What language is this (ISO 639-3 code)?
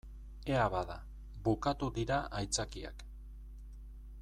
eus